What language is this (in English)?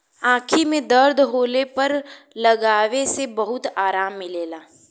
Bhojpuri